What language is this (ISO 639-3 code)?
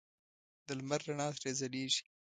pus